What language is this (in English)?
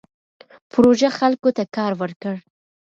Pashto